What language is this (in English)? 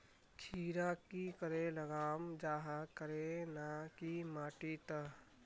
Magahi